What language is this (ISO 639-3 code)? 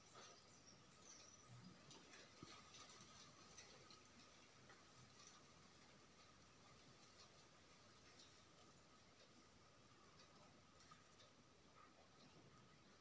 kan